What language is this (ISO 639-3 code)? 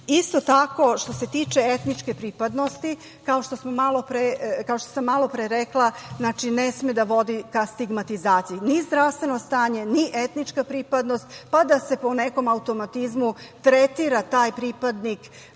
srp